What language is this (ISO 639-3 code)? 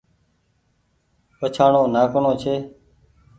gig